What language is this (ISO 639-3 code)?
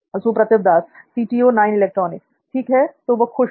hin